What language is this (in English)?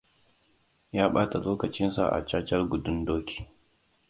Hausa